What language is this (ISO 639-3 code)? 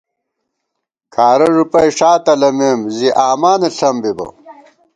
gwt